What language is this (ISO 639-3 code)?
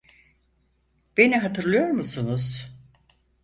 tur